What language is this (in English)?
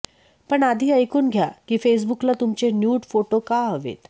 Marathi